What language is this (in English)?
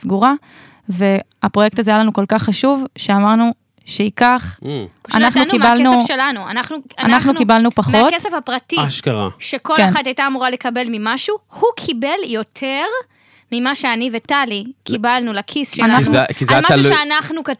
Hebrew